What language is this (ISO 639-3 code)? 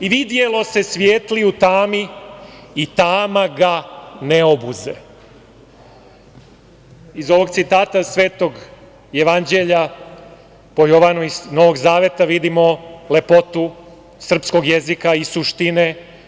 srp